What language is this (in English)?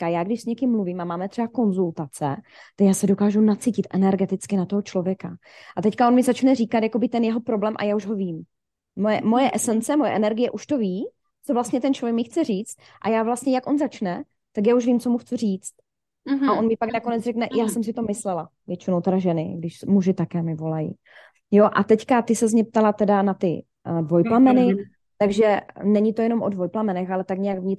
Czech